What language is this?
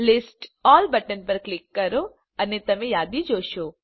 Gujarati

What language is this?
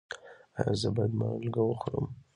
Pashto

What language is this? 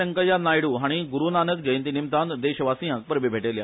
Konkani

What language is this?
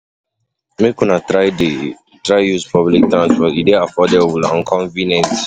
Nigerian Pidgin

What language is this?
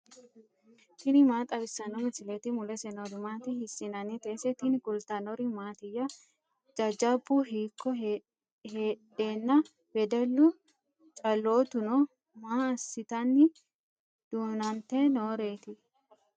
Sidamo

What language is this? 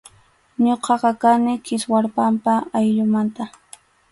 Arequipa-La Unión Quechua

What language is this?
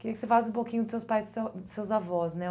Portuguese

